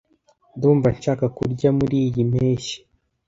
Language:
Kinyarwanda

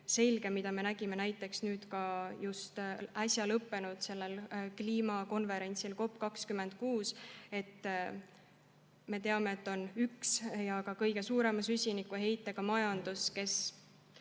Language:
Estonian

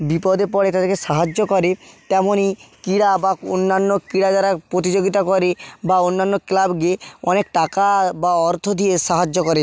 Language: Bangla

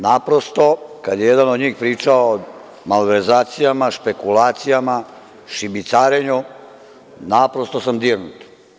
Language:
Serbian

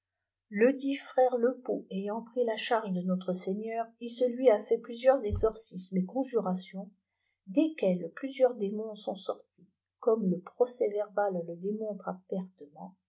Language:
French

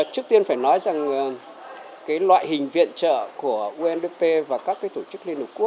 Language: Vietnamese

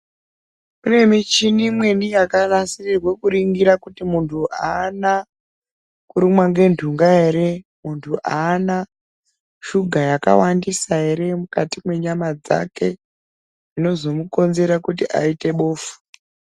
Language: Ndau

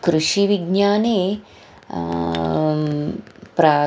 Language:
Sanskrit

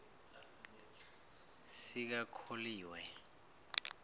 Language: South Ndebele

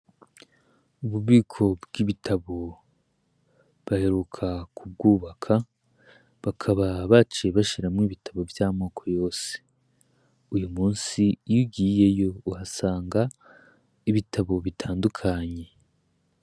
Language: Rundi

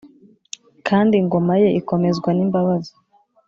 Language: Kinyarwanda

